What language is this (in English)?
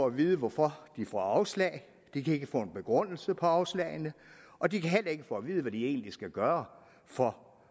Danish